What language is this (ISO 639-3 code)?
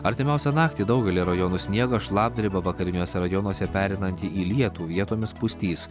lit